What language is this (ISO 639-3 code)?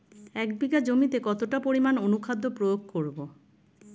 ben